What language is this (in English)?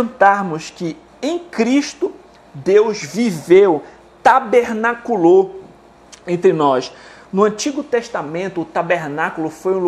Portuguese